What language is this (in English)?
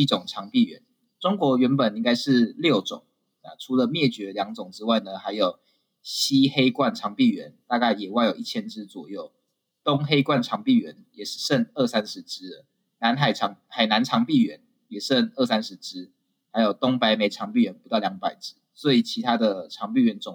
Chinese